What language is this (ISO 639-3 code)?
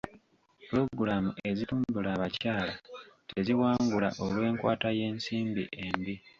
lug